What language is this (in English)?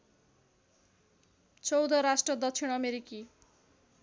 Nepali